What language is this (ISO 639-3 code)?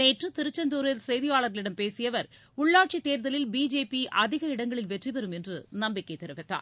tam